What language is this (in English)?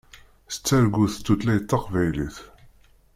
Kabyle